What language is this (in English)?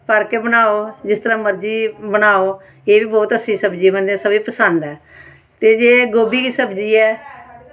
Dogri